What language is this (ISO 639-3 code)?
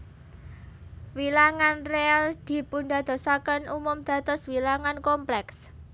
jav